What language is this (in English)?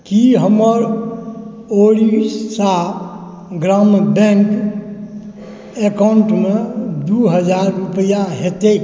Maithili